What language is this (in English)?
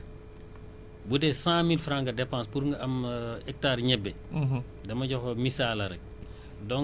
Wolof